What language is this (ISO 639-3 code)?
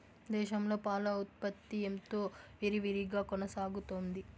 tel